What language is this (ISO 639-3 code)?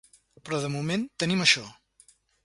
cat